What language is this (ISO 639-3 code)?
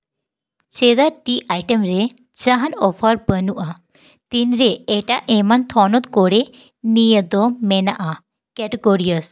sat